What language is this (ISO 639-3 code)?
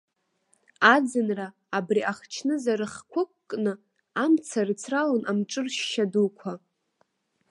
abk